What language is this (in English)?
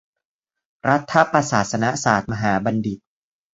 Thai